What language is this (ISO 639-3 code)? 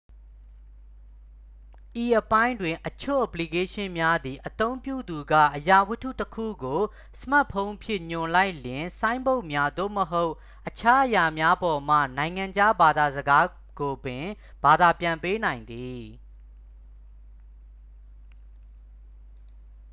mya